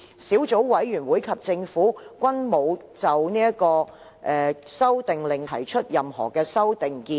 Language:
Cantonese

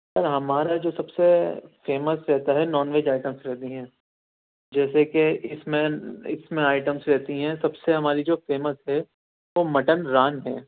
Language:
Urdu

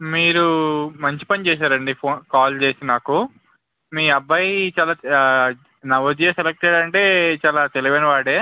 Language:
Telugu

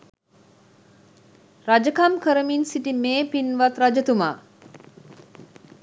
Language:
Sinhala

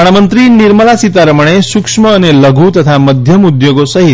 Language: Gujarati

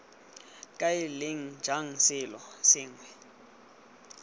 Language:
Tswana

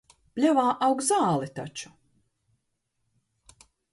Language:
Latvian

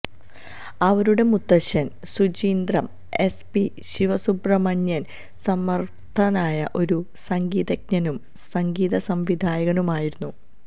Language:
Malayalam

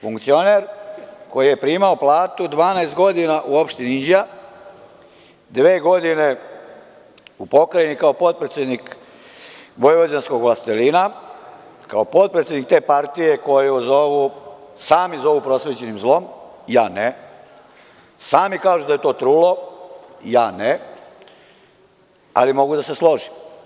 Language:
Serbian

